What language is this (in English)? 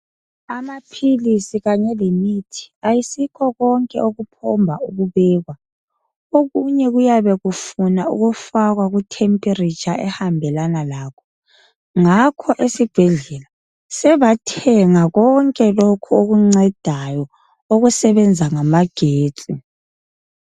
North Ndebele